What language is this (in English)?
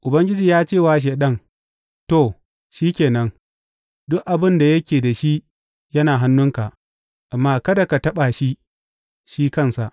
Hausa